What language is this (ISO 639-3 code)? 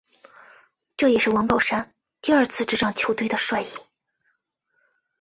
zho